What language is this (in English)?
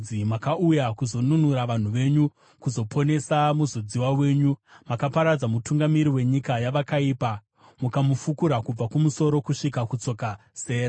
Shona